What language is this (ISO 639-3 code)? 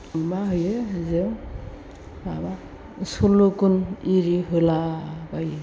brx